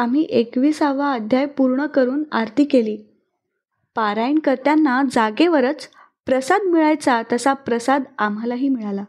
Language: Marathi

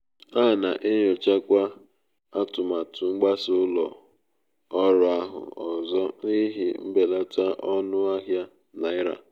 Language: Igbo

